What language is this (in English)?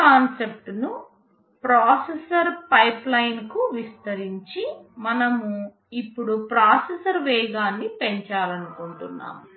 Telugu